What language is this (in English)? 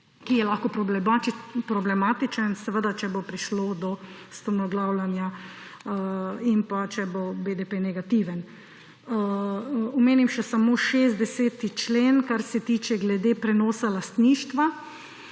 Slovenian